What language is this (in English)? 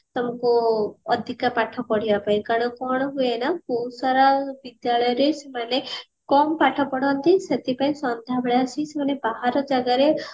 Odia